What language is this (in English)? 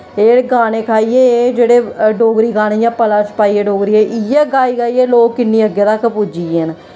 Dogri